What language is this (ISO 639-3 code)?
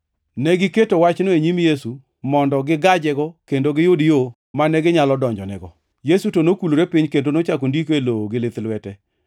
luo